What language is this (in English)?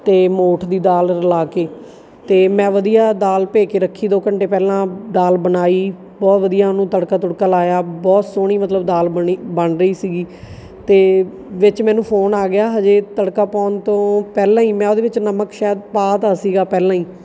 Punjabi